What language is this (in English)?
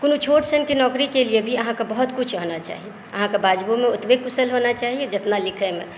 Maithili